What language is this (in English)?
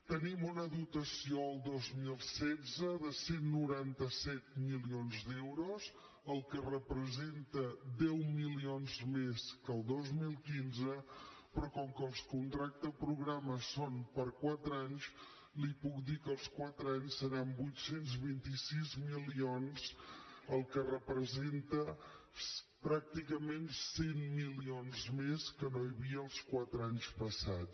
Catalan